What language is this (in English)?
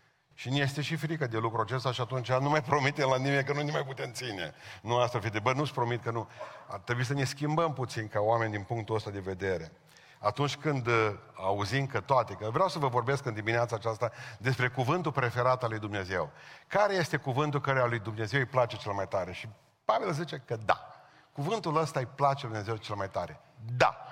Romanian